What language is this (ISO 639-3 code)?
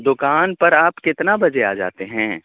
urd